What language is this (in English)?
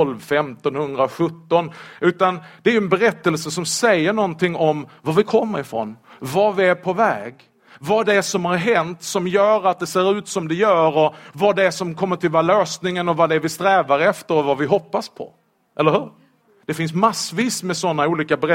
Swedish